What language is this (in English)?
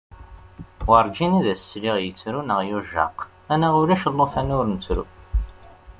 Kabyle